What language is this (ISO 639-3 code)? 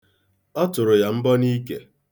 ibo